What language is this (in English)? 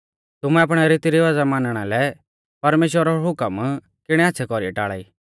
Mahasu Pahari